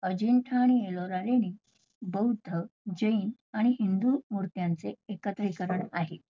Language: Marathi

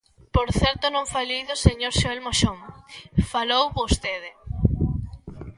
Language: Galician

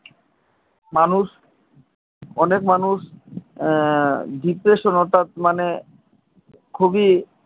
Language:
Bangla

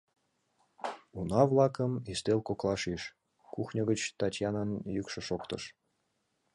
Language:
Mari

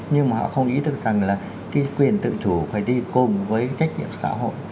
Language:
Vietnamese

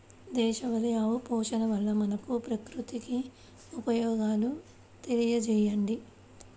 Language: Telugu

